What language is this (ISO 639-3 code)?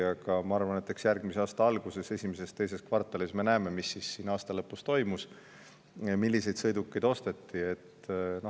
est